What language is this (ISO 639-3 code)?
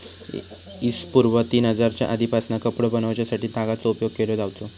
mar